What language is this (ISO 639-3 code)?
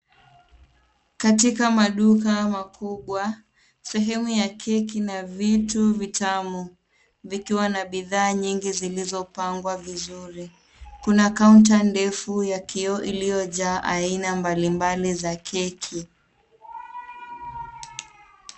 swa